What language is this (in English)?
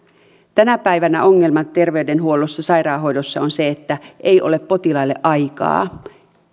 Finnish